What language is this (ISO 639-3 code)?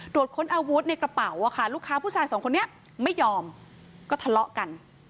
tha